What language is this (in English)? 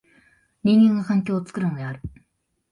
Japanese